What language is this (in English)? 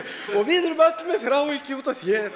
Icelandic